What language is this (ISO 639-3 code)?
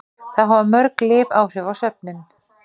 isl